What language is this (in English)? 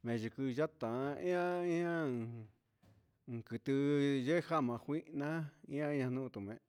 Huitepec Mixtec